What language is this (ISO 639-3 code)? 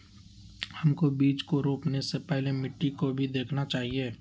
mag